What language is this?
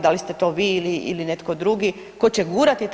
Croatian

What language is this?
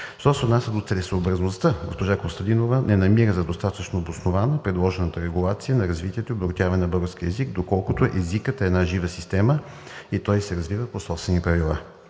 Bulgarian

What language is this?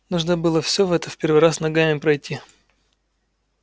Russian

